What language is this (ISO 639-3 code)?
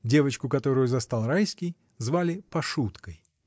rus